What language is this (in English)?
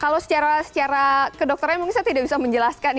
Indonesian